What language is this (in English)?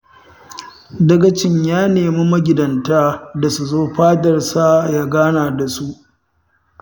Hausa